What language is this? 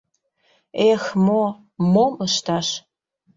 Mari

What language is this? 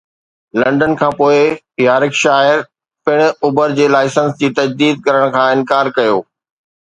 Sindhi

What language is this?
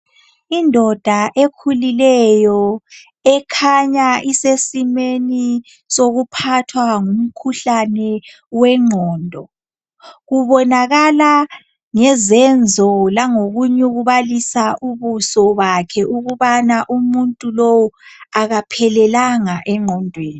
North Ndebele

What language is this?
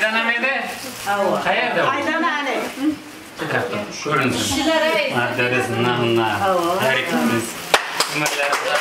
Turkish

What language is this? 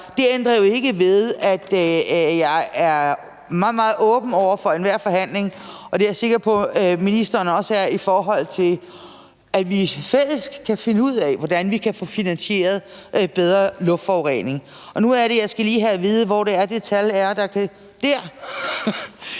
Danish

